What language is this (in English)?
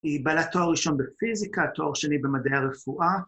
Hebrew